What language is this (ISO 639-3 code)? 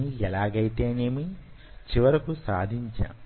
tel